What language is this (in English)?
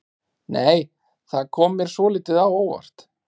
Icelandic